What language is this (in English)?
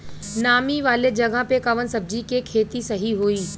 Bhojpuri